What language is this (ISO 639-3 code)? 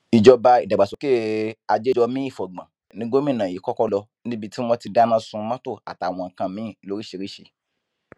yor